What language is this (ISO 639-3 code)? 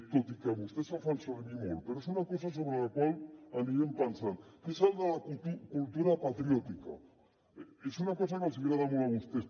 cat